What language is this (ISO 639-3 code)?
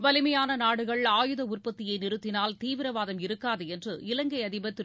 tam